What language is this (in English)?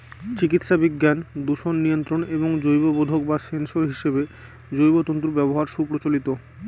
Bangla